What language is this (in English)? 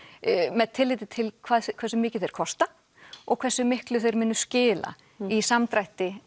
Icelandic